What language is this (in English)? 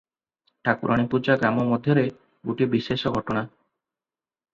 Odia